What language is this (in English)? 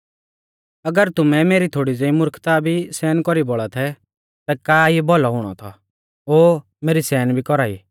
Mahasu Pahari